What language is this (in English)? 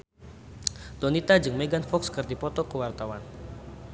Sundanese